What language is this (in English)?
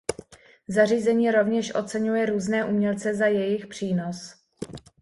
Czech